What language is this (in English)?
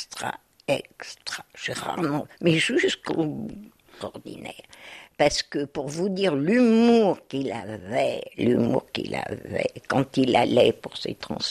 French